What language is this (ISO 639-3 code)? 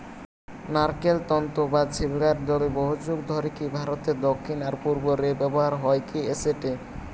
ben